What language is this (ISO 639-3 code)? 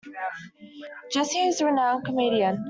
eng